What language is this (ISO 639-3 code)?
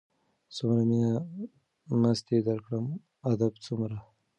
pus